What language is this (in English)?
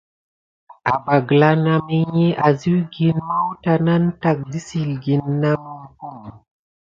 Gidar